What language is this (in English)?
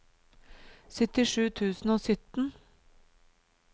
Norwegian